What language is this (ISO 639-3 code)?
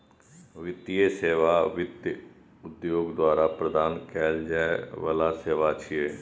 mai